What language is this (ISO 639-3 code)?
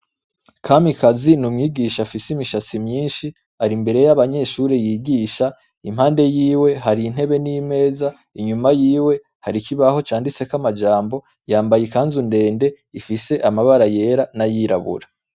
run